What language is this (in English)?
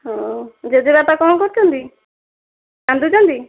Odia